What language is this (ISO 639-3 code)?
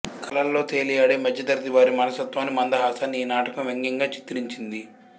tel